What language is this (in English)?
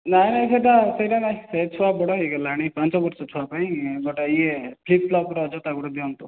Odia